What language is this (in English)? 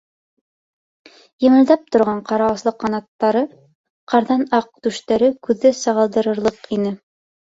Bashkir